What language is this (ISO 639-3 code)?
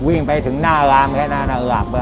tha